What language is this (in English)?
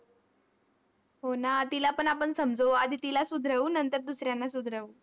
Marathi